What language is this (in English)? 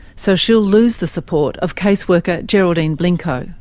English